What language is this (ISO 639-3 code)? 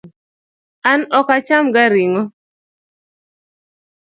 luo